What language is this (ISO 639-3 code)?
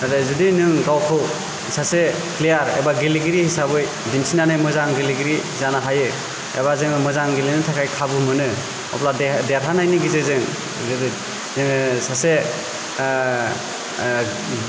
brx